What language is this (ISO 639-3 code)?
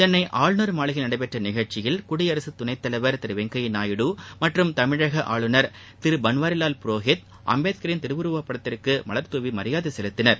tam